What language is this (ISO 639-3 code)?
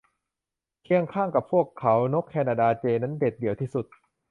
tha